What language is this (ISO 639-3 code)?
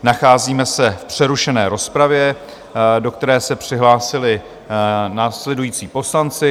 ces